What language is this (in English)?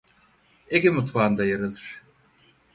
Turkish